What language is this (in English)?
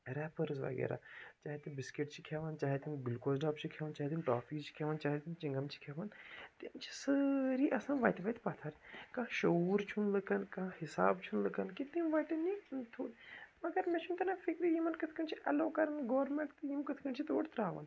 Kashmiri